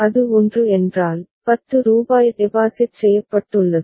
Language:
Tamil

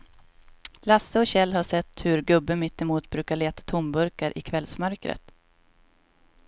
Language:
Swedish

